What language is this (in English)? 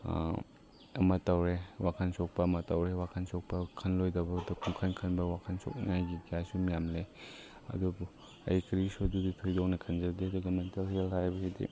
Manipuri